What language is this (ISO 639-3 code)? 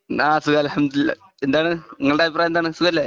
mal